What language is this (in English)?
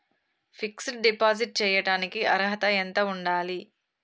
Telugu